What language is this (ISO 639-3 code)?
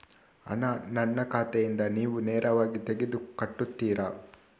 kan